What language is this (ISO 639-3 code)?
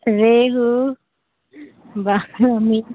urd